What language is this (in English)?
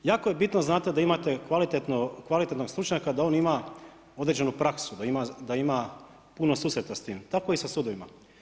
Croatian